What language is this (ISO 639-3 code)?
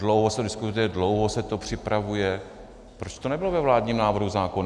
ces